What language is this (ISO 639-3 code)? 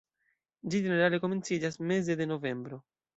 epo